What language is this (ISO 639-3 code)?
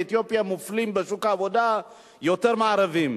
heb